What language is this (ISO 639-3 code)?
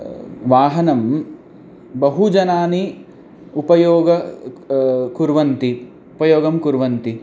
san